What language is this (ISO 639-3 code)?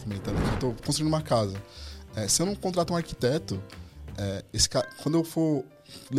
por